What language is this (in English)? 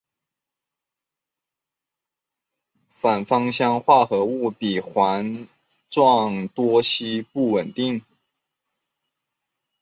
Chinese